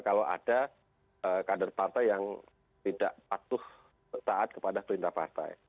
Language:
Indonesian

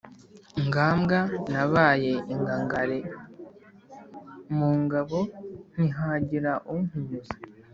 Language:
Kinyarwanda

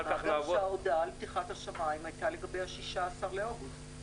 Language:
Hebrew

